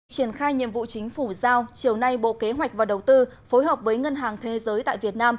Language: Vietnamese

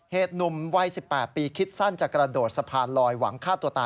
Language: Thai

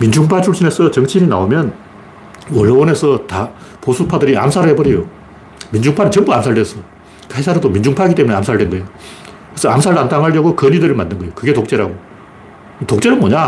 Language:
Korean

